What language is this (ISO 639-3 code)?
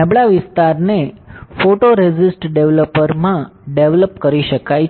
guj